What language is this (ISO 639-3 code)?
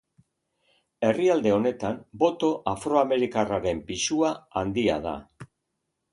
eus